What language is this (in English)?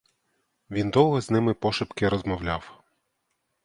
Ukrainian